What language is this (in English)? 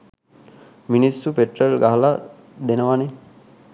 Sinhala